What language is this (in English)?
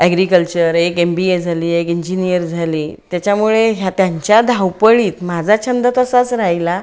Marathi